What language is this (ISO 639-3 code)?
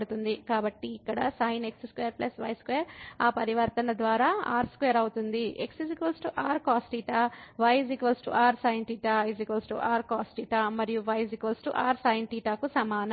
tel